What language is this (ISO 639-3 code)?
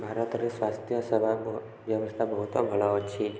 ori